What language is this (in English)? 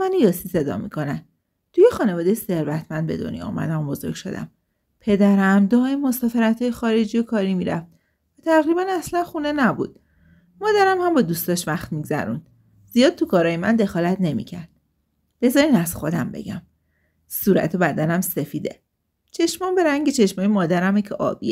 Persian